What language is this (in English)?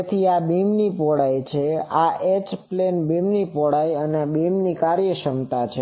Gujarati